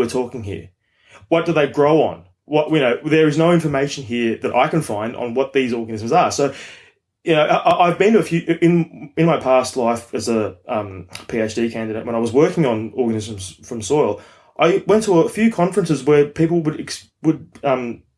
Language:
English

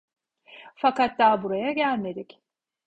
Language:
Turkish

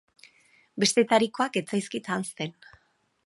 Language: Basque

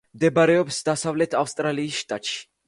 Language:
Georgian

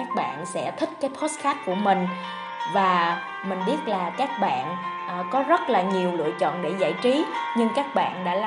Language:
Vietnamese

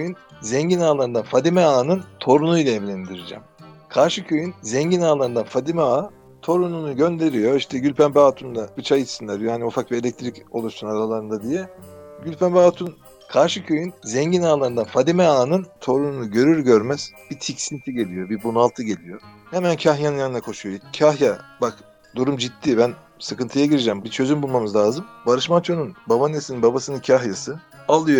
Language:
Turkish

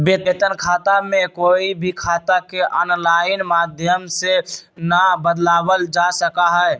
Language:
Magahi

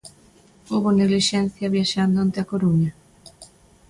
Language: Galician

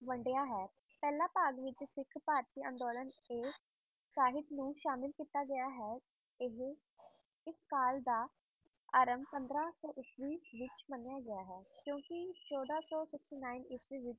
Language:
Punjabi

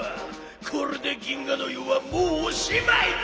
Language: Japanese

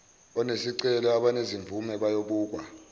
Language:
Zulu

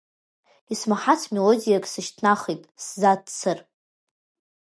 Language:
Abkhazian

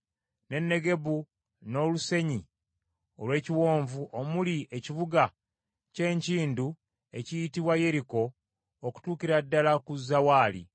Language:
Ganda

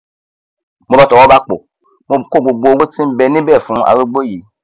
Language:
Yoruba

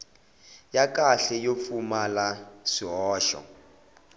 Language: Tsonga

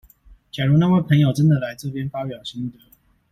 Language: Chinese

